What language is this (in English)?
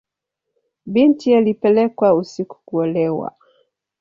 Swahili